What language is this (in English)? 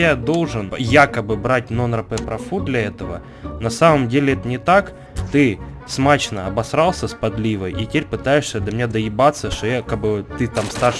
Russian